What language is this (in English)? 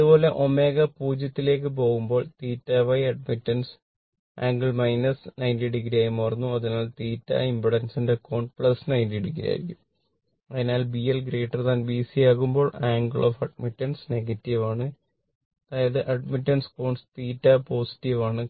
Malayalam